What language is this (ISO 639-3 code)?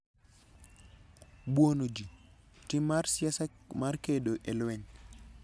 luo